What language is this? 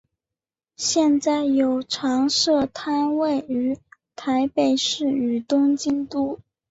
Chinese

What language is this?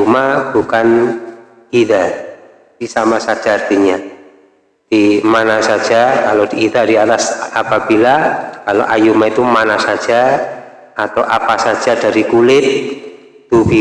Indonesian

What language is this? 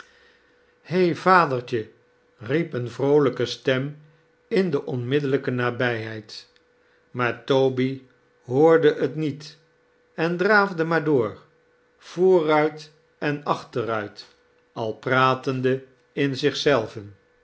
Dutch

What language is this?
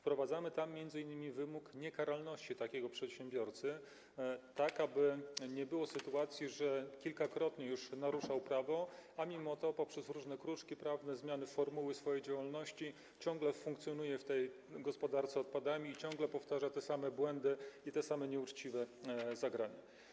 Polish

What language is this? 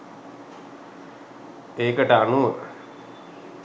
Sinhala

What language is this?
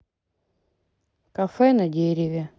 Russian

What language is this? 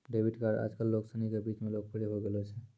Maithili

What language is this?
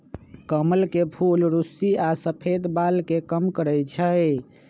Magahi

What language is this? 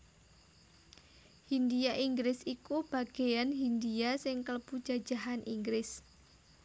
Javanese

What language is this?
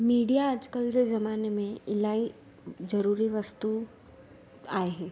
Sindhi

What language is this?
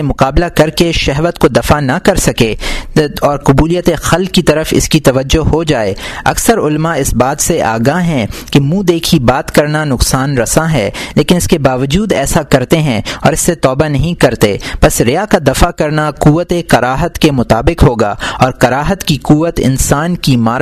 Urdu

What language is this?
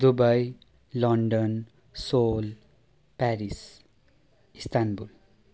Nepali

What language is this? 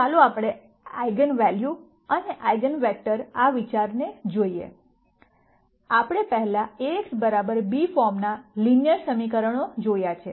Gujarati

